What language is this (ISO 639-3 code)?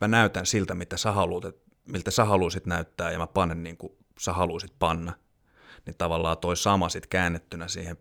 fin